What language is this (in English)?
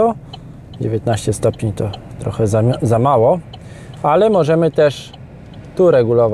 Polish